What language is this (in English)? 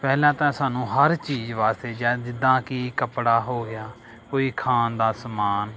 Punjabi